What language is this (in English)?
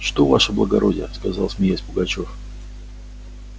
Russian